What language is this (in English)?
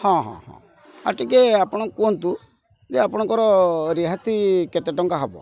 Odia